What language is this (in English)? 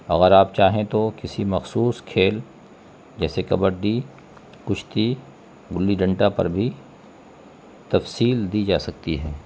Urdu